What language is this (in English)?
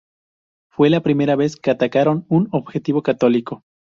Spanish